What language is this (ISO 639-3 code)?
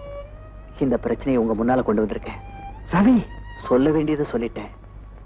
ind